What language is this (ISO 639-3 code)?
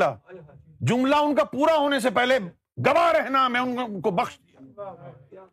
urd